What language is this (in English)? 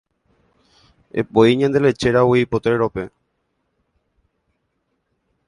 Guarani